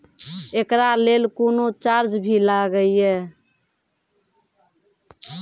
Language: Maithili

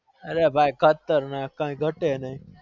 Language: Gujarati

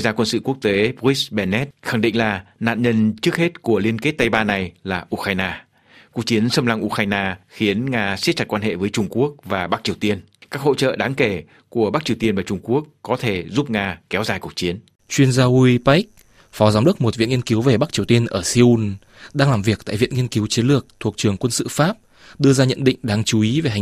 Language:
Vietnamese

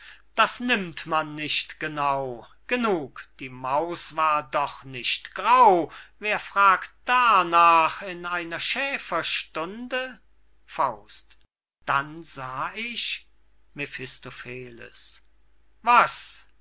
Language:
German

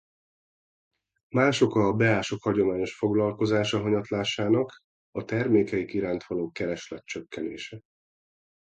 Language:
Hungarian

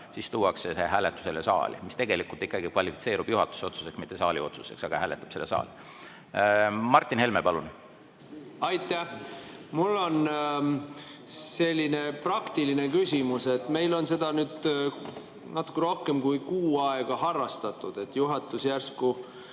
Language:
Estonian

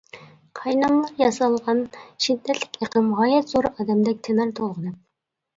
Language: Uyghur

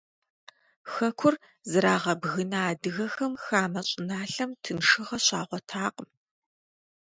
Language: Kabardian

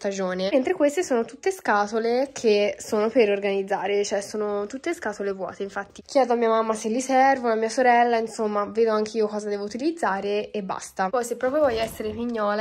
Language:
Italian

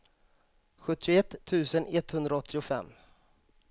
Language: Swedish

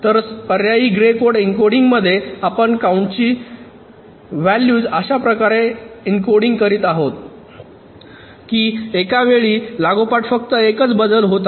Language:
Marathi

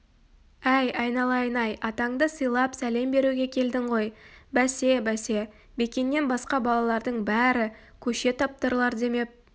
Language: Kazakh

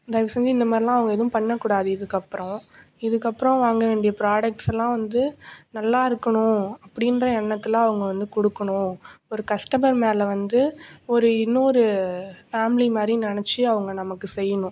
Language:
Tamil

